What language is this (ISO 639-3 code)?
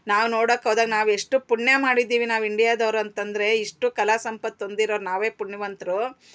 kan